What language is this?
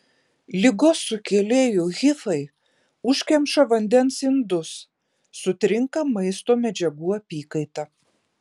Lithuanian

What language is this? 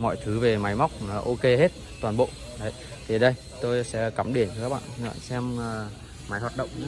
Vietnamese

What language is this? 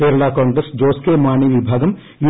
Malayalam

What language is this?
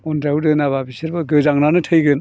Bodo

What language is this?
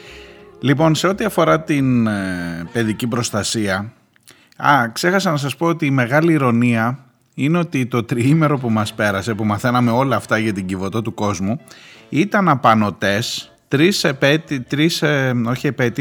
Greek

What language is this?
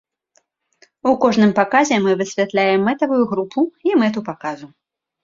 Belarusian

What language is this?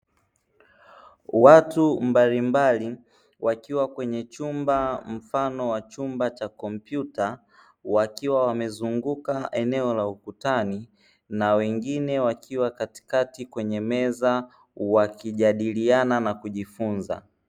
Swahili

